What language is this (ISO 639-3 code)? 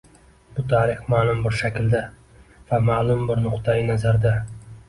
uzb